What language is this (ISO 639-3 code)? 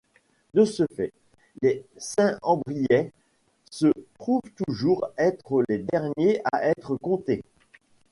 fra